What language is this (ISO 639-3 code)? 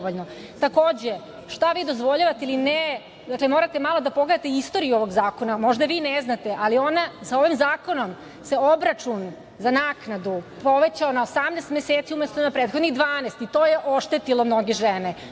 srp